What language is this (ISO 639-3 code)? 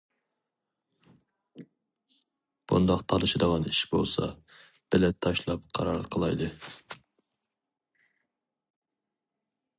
uig